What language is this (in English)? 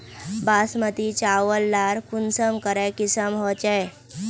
Magahi